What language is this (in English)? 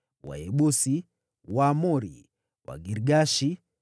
Swahili